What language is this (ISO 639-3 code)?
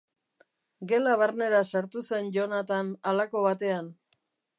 eus